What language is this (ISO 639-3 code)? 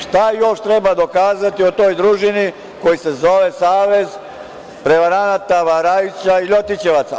srp